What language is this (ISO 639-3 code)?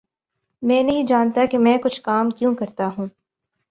urd